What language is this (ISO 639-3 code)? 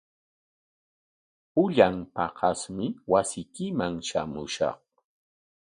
qwa